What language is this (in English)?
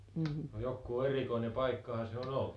Finnish